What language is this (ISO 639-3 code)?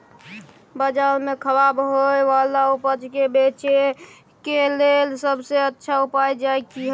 mai